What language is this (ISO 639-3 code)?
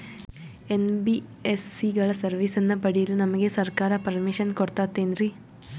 kan